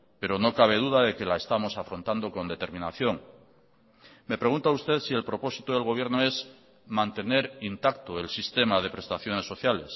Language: Spanish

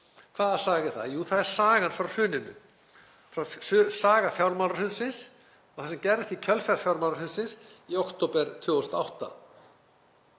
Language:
Icelandic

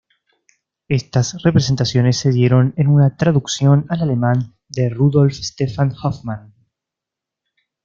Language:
Spanish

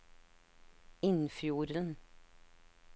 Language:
Norwegian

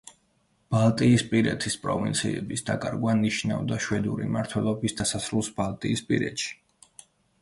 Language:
Georgian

